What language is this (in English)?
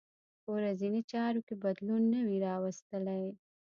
Pashto